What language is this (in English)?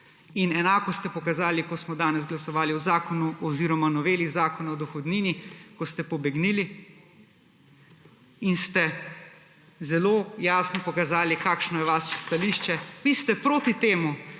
Slovenian